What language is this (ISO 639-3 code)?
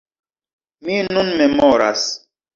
epo